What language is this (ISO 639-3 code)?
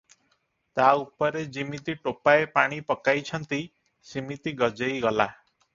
ori